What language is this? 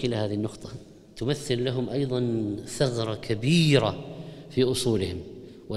Arabic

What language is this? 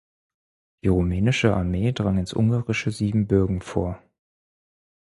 German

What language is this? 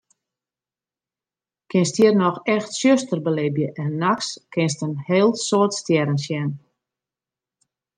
Western Frisian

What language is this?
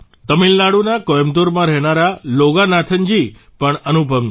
Gujarati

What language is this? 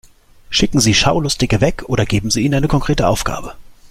German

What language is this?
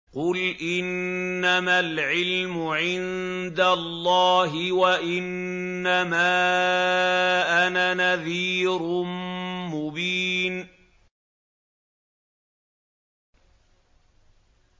Arabic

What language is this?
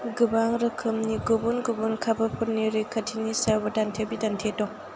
Bodo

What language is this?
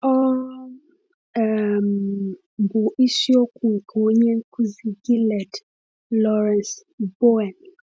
Igbo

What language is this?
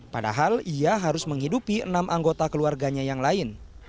Indonesian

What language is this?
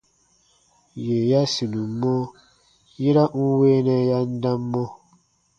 Baatonum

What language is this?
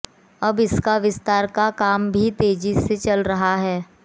Hindi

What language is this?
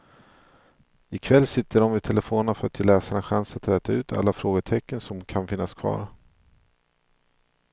Swedish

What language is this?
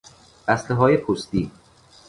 Persian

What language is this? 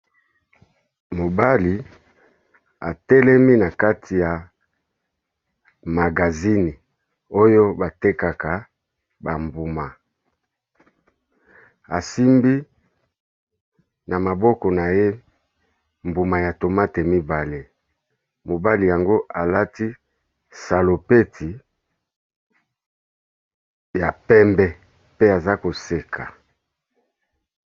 Lingala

